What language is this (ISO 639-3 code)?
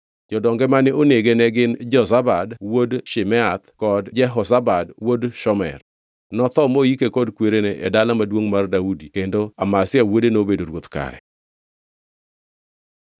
luo